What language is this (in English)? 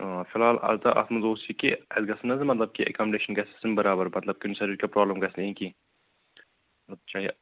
Kashmiri